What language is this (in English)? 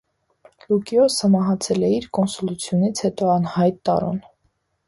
Armenian